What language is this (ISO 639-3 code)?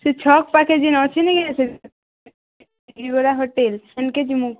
ori